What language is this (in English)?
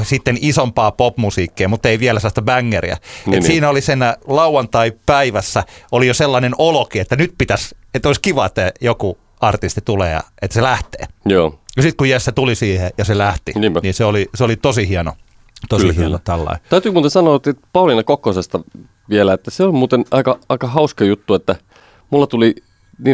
Finnish